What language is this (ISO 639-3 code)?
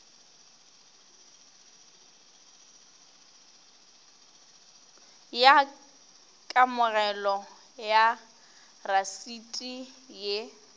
nso